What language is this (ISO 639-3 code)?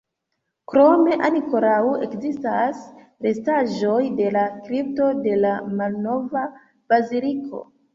epo